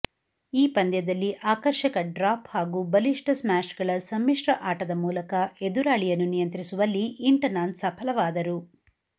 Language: Kannada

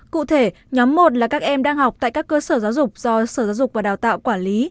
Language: Vietnamese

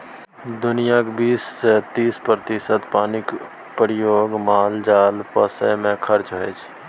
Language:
Maithili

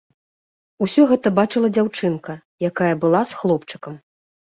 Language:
Belarusian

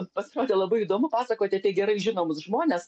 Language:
Lithuanian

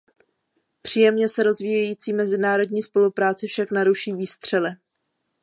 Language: Czech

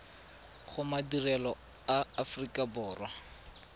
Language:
Tswana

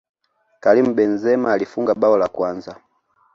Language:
Swahili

